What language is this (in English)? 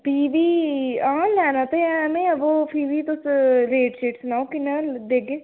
Dogri